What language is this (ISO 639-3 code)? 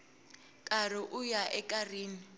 tso